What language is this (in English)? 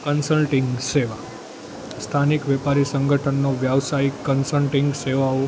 Gujarati